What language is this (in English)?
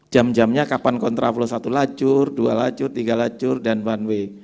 Indonesian